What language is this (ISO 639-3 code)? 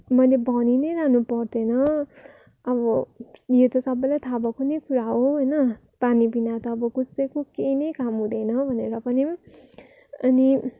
nep